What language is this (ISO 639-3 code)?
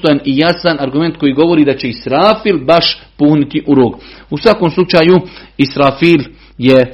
hrv